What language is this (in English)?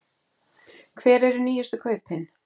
Icelandic